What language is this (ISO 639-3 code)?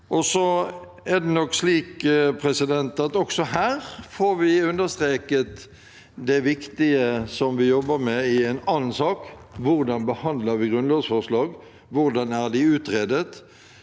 nor